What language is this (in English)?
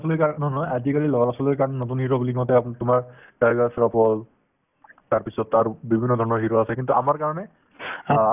Assamese